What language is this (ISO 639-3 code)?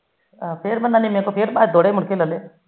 pan